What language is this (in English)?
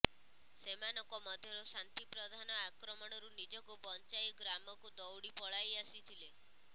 Odia